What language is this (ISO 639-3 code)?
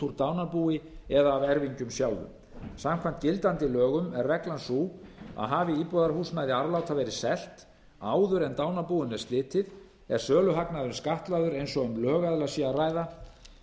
isl